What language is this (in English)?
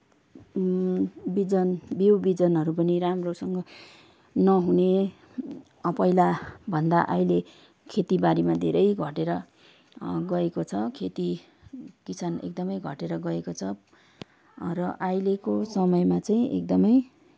Nepali